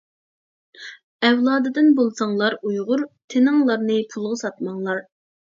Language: Uyghur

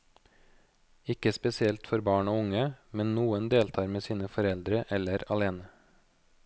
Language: Norwegian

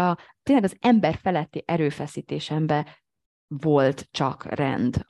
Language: Hungarian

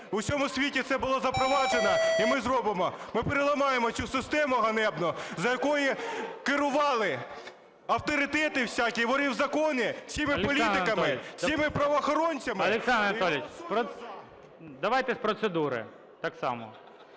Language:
Ukrainian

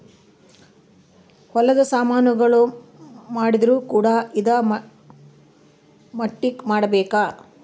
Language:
Kannada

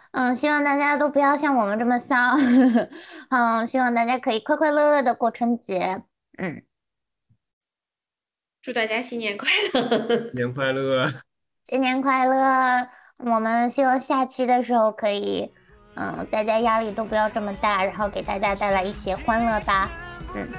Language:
Chinese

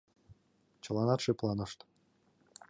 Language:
Mari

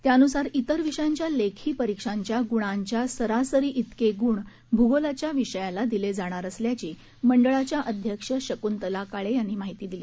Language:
Marathi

